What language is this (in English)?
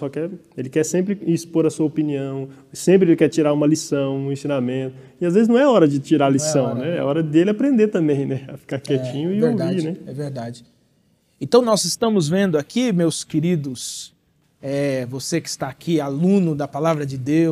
Portuguese